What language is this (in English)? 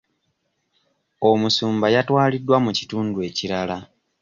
Ganda